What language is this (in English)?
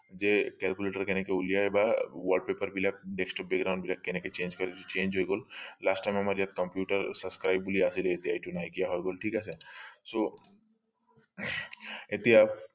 Assamese